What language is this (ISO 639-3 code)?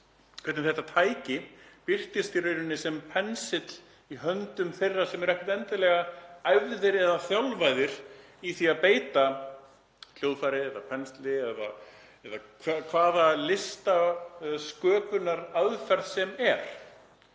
isl